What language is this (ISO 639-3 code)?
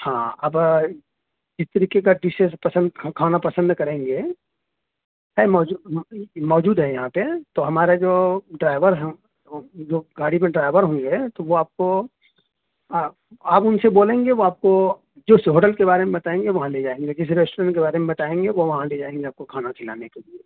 urd